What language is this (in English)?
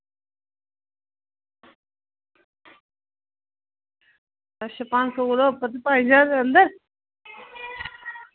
Dogri